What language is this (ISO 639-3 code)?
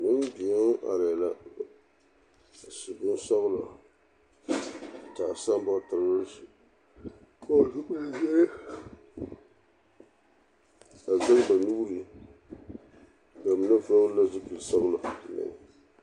dga